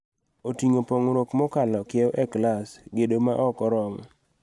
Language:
Luo (Kenya and Tanzania)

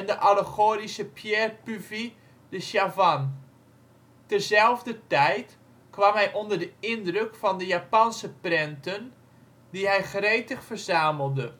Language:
Dutch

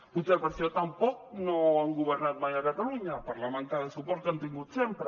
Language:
Catalan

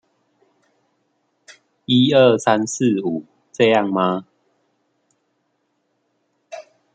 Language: Chinese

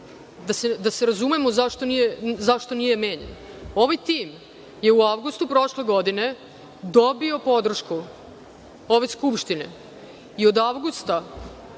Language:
Serbian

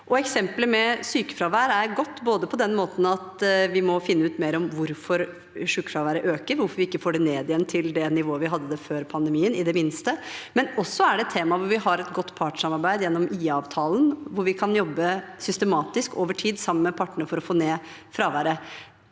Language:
Norwegian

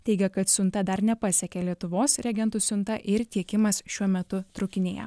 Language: Lithuanian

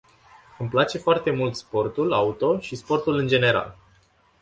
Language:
Romanian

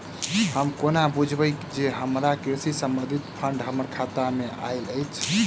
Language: Maithili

